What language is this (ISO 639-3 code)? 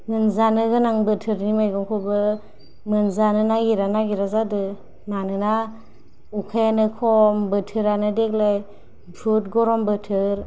brx